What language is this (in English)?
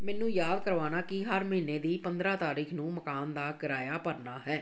Punjabi